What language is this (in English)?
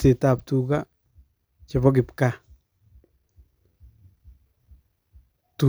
Kalenjin